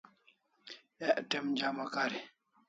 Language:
Kalasha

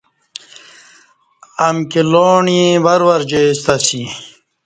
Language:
Kati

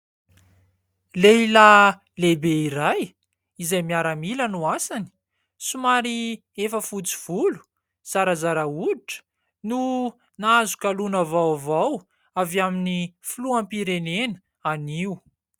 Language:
Malagasy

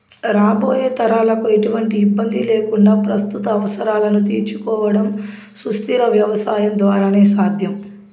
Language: Telugu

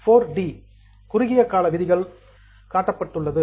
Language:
Tamil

